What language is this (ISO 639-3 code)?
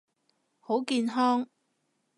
yue